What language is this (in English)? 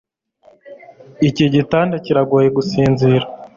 Kinyarwanda